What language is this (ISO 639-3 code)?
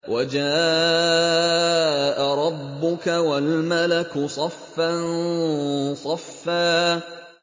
ara